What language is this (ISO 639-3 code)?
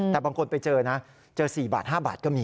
tha